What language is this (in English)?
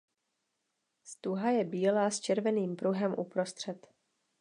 Czech